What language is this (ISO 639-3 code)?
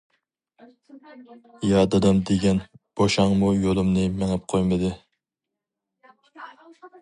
uig